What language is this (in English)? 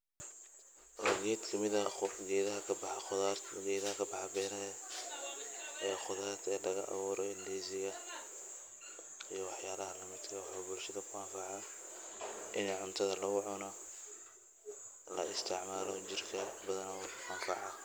Somali